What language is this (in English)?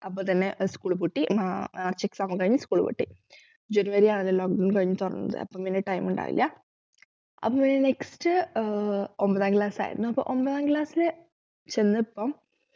Malayalam